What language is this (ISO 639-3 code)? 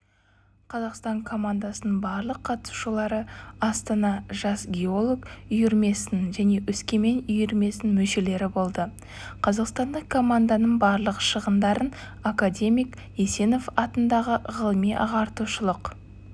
kaz